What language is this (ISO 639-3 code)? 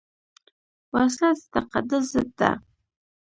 pus